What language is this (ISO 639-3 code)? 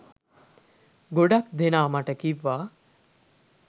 sin